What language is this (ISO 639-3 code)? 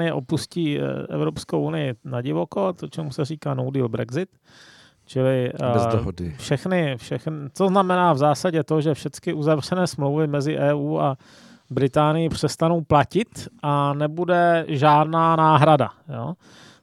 ces